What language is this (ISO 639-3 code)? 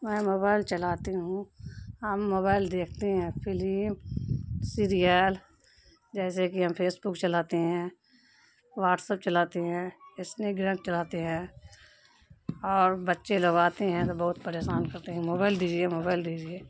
urd